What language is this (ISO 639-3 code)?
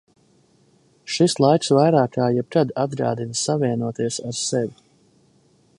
lav